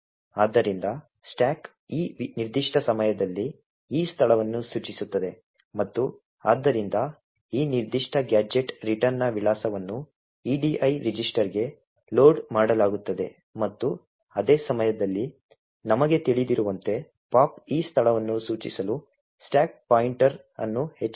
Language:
Kannada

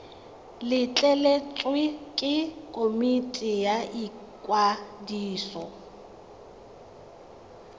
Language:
Tswana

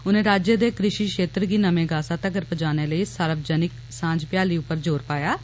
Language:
Dogri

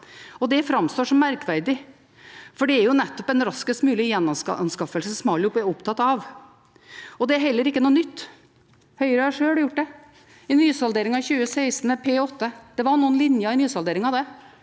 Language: Norwegian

